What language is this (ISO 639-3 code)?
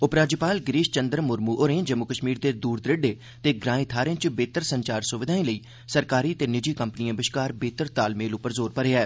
doi